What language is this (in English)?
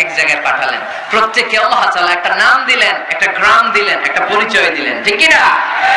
Bangla